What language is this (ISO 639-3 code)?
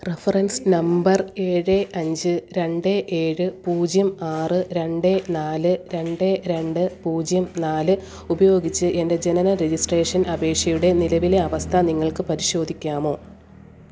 mal